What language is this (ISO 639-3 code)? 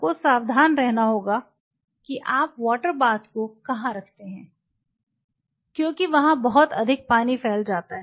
hin